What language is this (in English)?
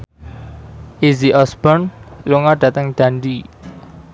Javanese